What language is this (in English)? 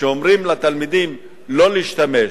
Hebrew